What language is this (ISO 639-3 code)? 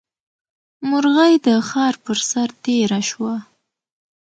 pus